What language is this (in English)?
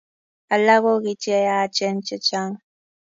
Kalenjin